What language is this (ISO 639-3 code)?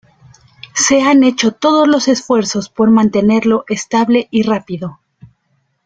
spa